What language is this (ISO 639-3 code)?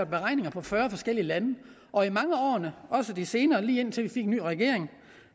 dan